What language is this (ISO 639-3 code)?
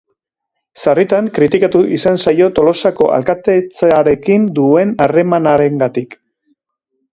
eus